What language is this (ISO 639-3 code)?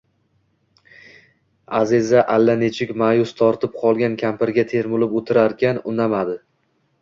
uzb